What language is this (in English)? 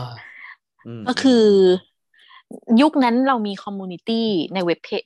Thai